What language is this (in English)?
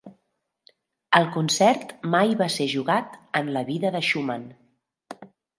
Catalan